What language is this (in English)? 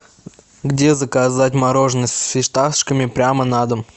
Russian